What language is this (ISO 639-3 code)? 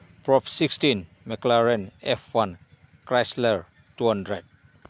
mni